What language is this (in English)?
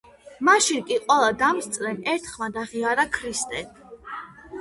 Georgian